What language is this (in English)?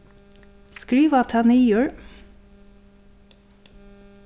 Faroese